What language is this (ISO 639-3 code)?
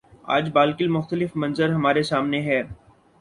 urd